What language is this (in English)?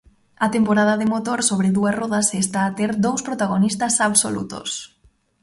Galician